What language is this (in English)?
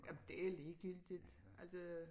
Danish